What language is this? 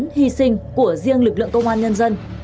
Vietnamese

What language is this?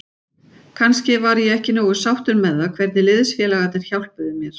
Icelandic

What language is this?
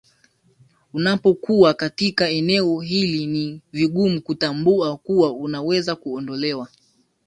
Swahili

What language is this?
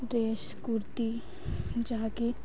Odia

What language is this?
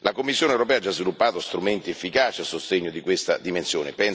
Italian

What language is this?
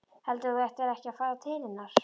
Icelandic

